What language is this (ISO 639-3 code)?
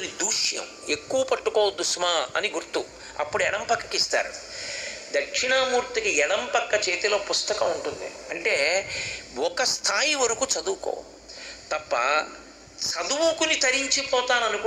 tel